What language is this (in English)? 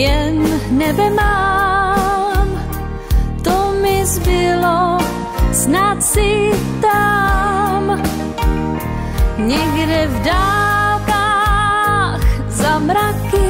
Romanian